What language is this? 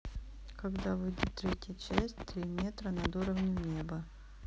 Russian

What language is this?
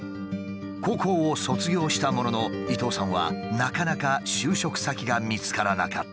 Japanese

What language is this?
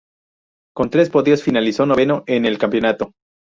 Spanish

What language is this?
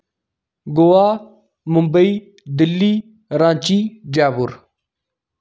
Dogri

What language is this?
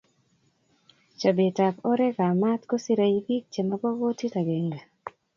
Kalenjin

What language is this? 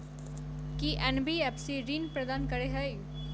Maithili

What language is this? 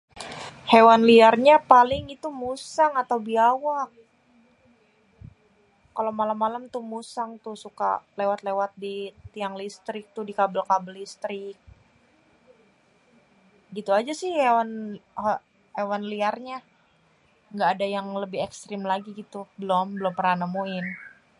Betawi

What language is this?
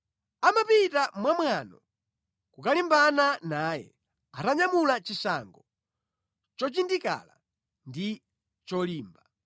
Nyanja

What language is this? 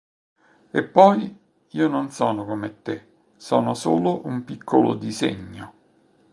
Italian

